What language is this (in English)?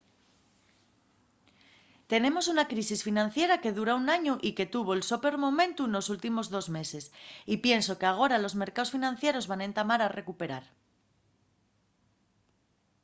Asturian